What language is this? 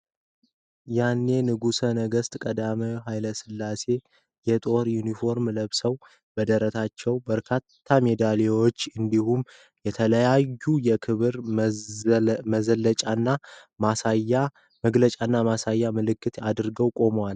Amharic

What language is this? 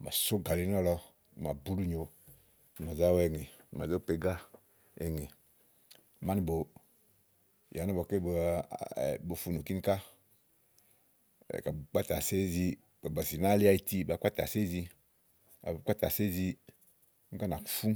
Igo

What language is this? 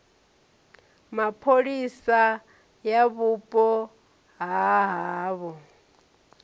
Venda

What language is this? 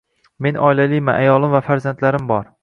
Uzbek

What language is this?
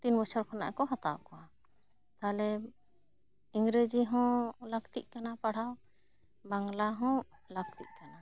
Santali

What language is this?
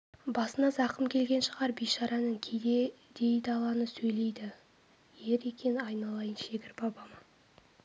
Kazakh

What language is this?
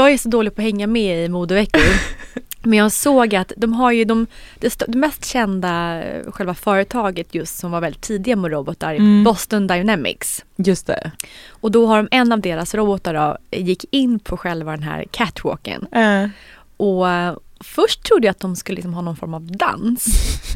Swedish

